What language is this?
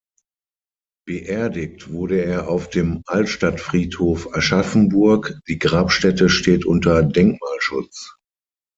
German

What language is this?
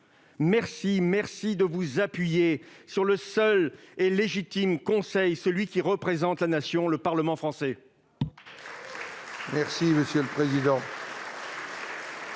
French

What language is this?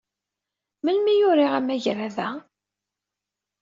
Kabyle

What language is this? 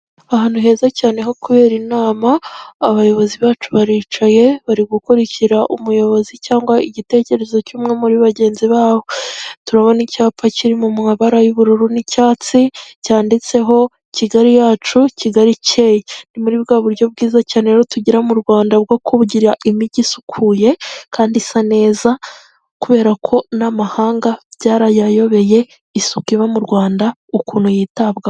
Kinyarwanda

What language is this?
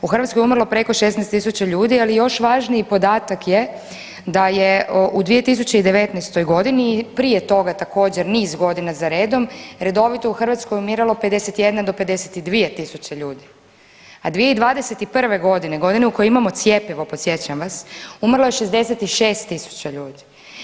Croatian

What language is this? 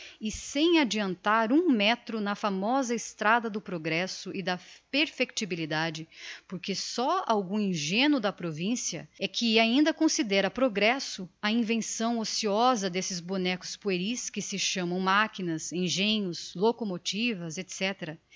Portuguese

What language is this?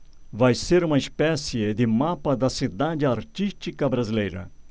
Portuguese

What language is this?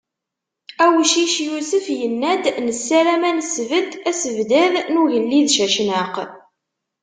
Kabyle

